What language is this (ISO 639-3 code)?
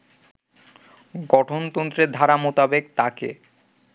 ben